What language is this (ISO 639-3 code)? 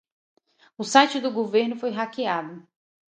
por